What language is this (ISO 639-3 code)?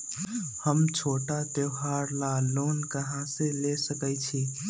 mag